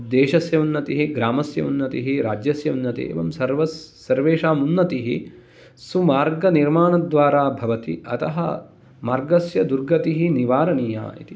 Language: Sanskrit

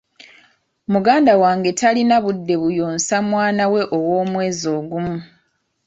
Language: Ganda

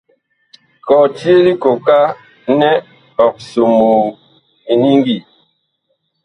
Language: Bakoko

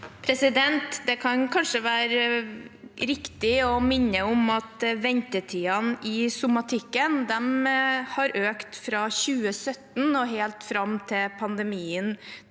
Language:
Norwegian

